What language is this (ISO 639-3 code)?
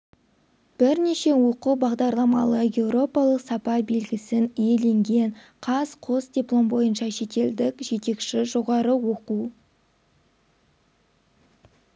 kaz